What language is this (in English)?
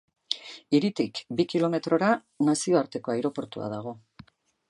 Basque